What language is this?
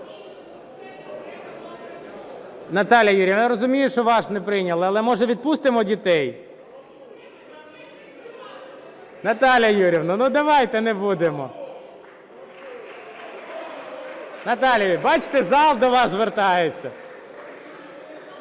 Ukrainian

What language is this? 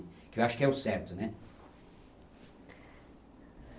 Portuguese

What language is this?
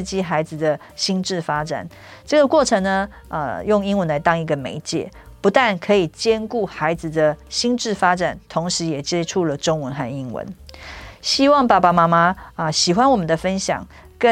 Chinese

